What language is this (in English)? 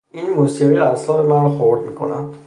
Persian